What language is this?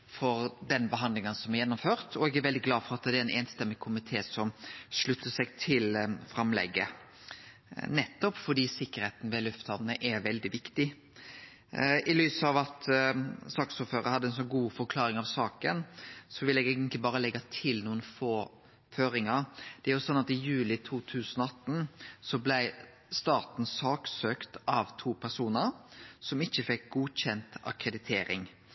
Norwegian Nynorsk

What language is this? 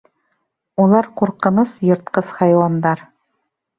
Bashkir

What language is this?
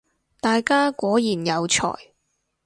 Cantonese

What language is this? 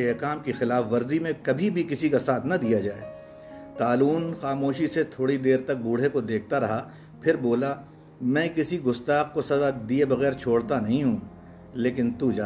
Urdu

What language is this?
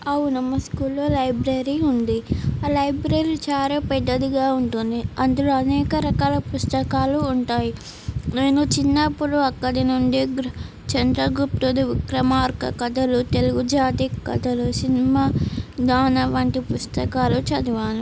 Telugu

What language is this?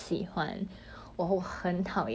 English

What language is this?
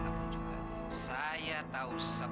Indonesian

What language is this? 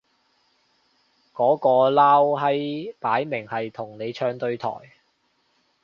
Cantonese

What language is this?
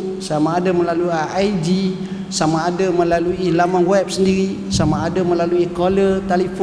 Malay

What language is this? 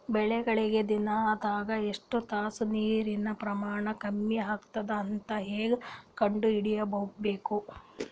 Kannada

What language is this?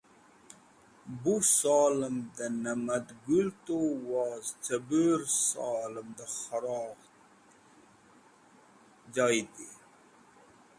Wakhi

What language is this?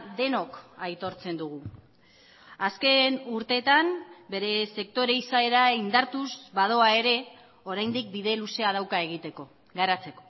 Basque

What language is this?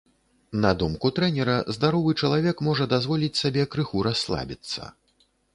Belarusian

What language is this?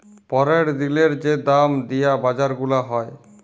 Bangla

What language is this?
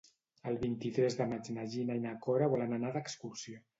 Catalan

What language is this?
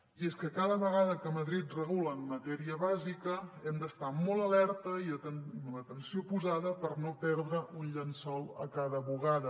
Catalan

